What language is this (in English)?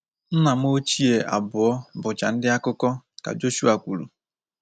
Igbo